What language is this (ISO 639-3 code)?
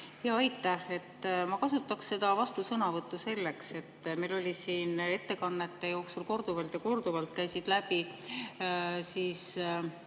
est